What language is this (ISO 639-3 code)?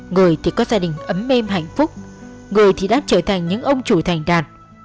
vie